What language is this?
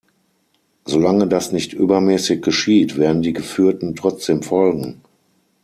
German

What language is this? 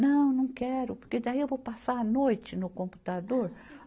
Portuguese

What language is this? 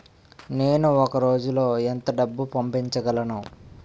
Telugu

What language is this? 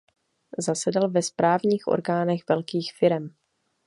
Czech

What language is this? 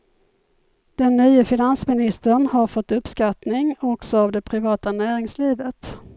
Swedish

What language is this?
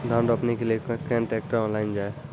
Maithili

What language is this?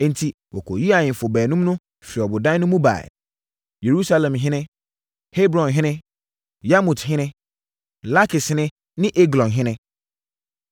Akan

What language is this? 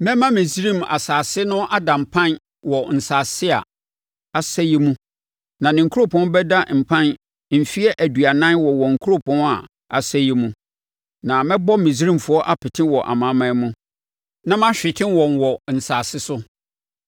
Akan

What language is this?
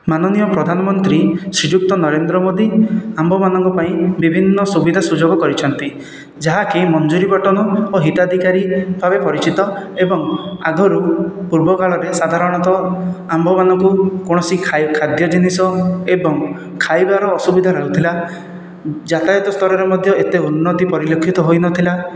Odia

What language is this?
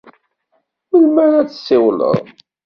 Kabyle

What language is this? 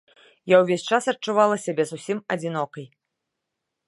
Belarusian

